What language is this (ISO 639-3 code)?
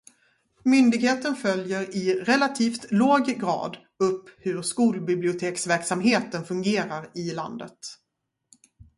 swe